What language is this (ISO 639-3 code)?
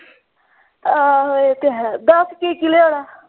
pan